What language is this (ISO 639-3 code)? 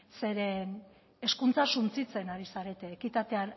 eus